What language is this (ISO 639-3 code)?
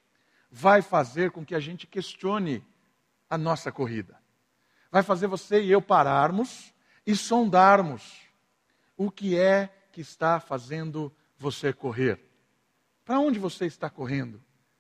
por